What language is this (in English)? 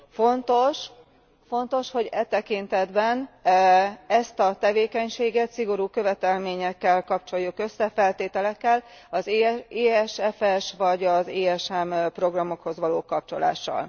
Hungarian